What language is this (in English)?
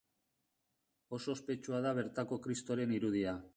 Basque